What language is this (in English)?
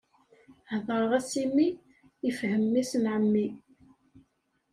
Kabyle